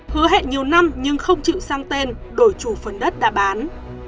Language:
Vietnamese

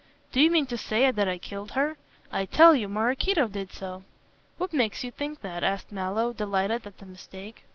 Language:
English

